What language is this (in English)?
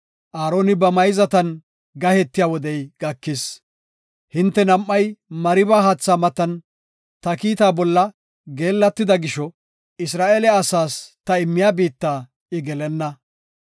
Gofa